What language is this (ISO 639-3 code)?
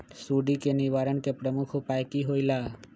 mag